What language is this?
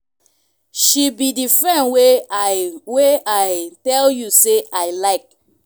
Nigerian Pidgin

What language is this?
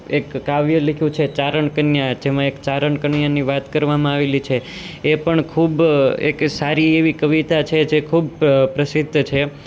Gujarati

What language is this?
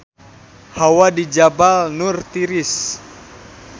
Sundanese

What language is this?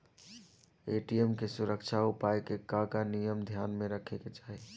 Bhojpuri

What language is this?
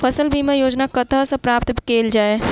Maithili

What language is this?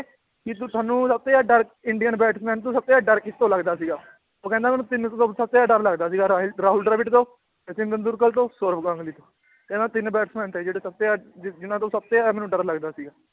Punjabi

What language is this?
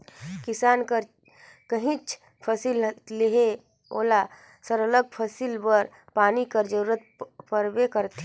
Chhattisgarhi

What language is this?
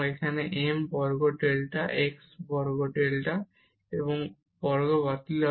Bangla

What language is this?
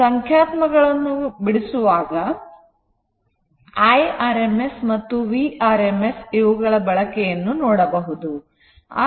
Kannada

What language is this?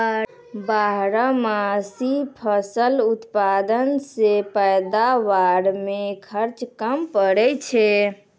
Maithili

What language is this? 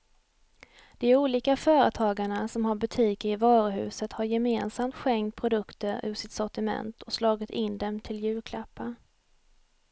Swedish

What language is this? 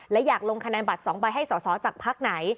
Thai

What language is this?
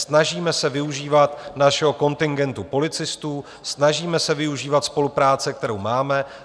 Czech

